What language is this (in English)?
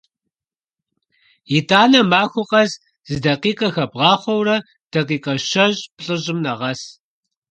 Kabardian